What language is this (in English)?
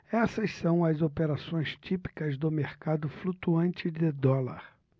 Portuguese